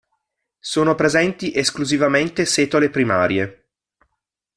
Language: Italian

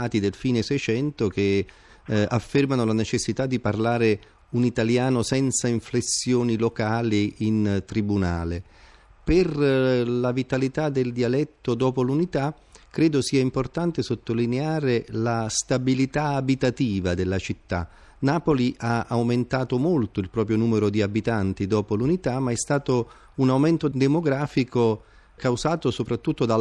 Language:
Italian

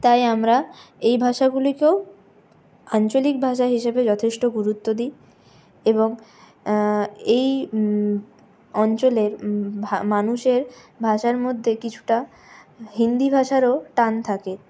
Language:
Bangla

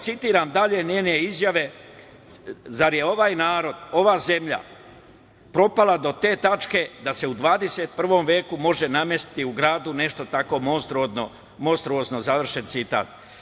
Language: Serbian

